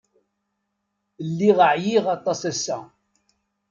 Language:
Kabyle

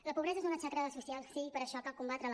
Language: Catalan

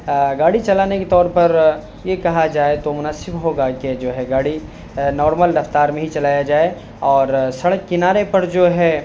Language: Urdu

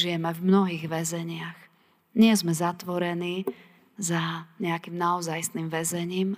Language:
Slovak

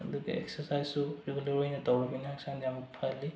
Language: Manipuri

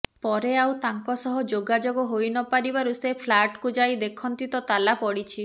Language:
Odia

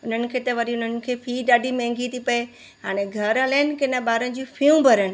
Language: Sindhi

